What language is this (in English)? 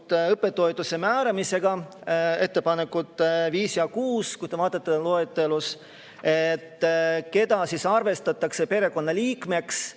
Estonian